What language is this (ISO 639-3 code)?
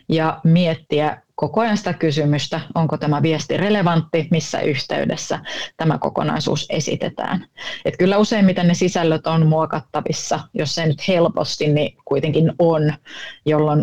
fin